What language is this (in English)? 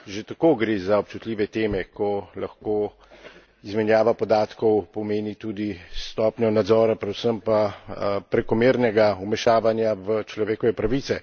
Slovenian